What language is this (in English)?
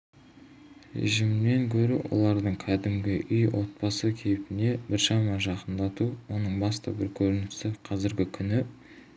Kazakh